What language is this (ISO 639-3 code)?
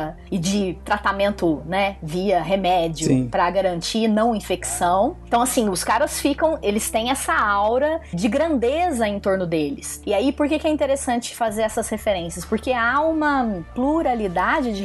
por